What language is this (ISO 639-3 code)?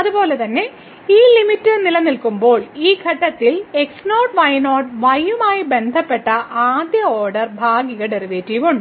mal